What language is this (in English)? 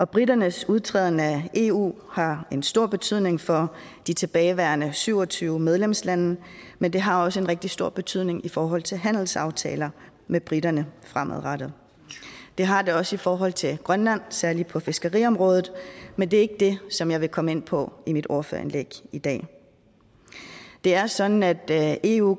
Danish